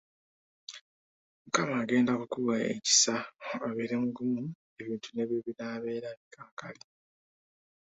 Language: Ganda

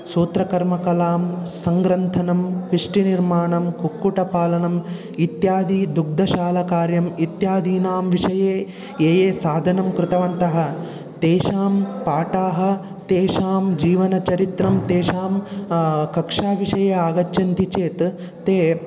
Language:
Sanskrit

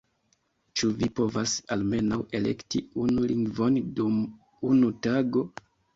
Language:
Esperanto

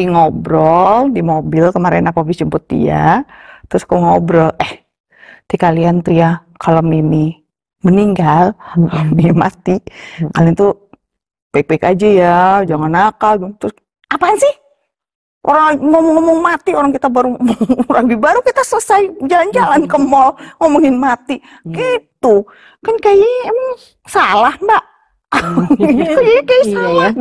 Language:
Indonesian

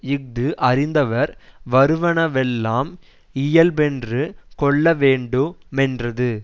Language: Tamil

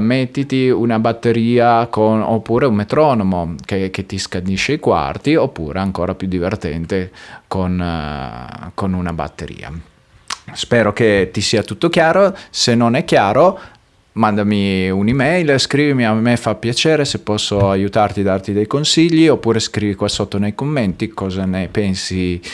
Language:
Italian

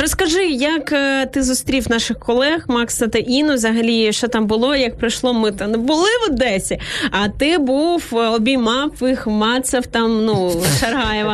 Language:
Ukrainian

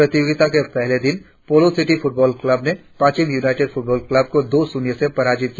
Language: Hindi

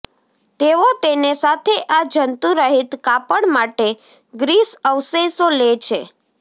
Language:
Gujarati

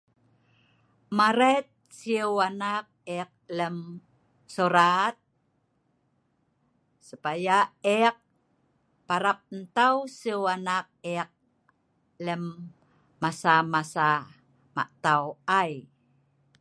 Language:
Sa'ban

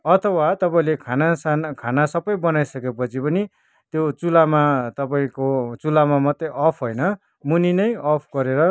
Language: Nepali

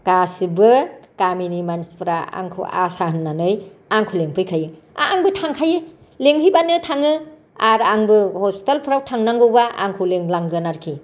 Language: Bodo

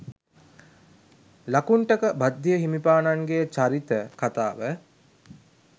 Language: Sinhala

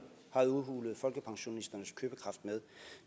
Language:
Danish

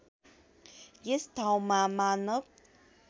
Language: Nepali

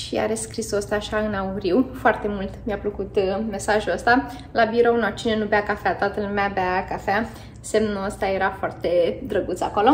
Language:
Romanian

